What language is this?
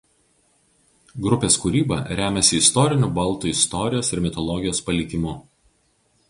Lithuanian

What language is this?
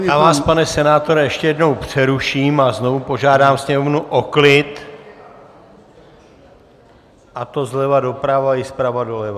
Czech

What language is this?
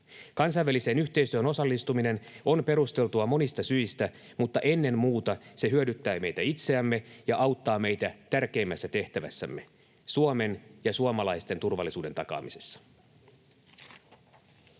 Finnish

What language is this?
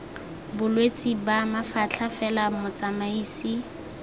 Tswana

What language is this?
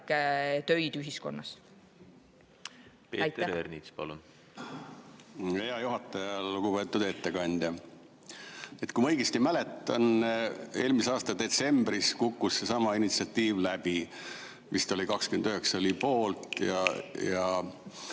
Estonian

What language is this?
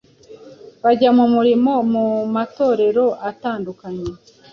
Kinyarwanda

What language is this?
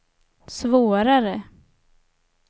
Swedish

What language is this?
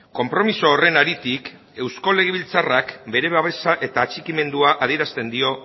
Basque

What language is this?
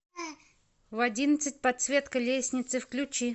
Russian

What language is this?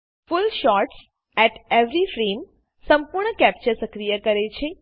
Gujarati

